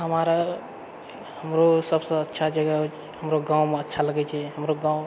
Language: Maithili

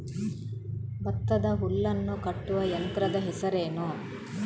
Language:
Kannada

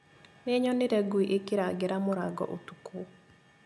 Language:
Kikuyu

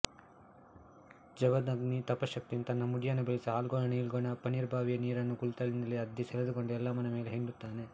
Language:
Kannada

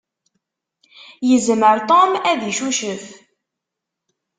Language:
Kabyle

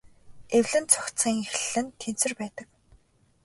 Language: Mongolian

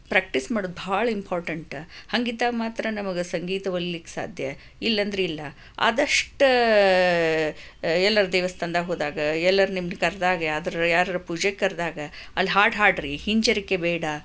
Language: Kannada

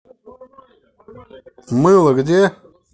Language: Russian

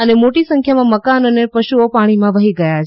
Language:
Gujarati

